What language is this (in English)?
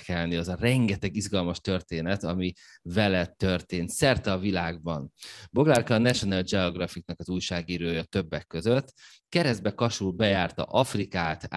Hungarian